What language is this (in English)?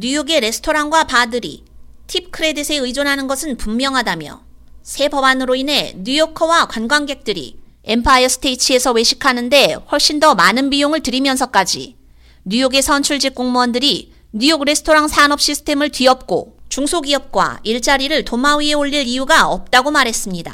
Korean